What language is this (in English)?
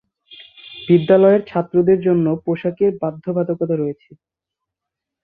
Bangla